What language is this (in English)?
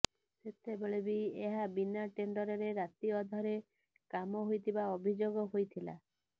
Odia